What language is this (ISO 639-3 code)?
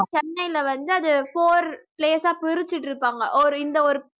tam